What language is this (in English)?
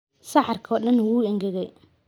Somali